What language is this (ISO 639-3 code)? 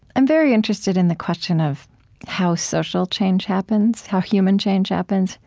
eng